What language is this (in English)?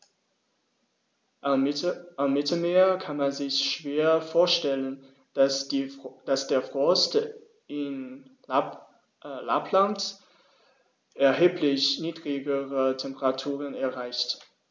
German